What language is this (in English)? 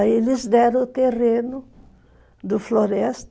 Portuguese